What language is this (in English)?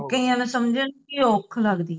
Punjabi